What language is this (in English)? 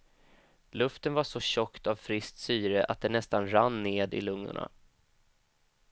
Swedish